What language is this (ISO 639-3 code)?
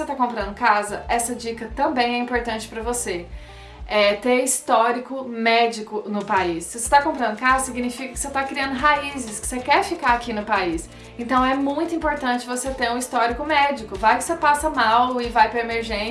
por